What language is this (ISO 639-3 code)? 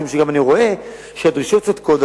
heb